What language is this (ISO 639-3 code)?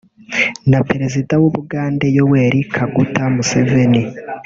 kin